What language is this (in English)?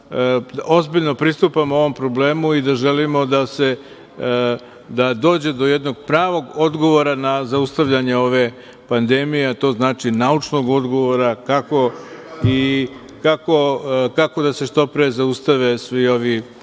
Serbian